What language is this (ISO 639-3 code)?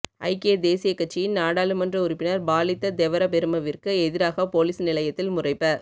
tam